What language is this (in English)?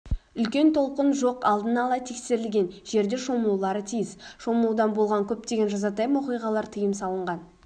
Kazakh